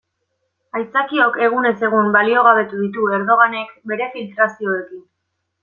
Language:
Basque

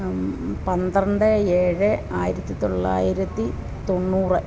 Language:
Malayalam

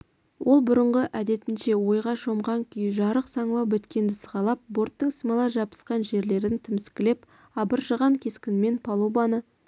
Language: Kazakh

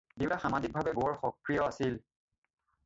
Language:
Assamese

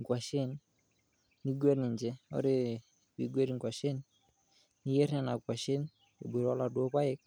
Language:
Masai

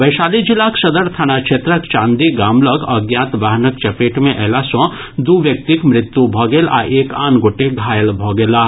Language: Maithili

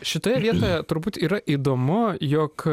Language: Lithuanian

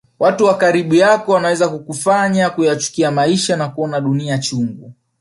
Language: Swahili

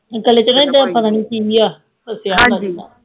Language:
Punjabi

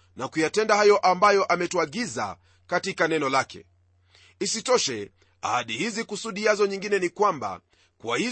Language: Swahili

